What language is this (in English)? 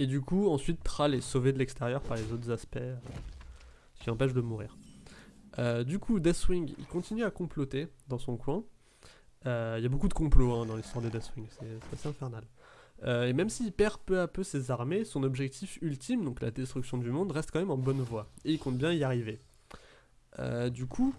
French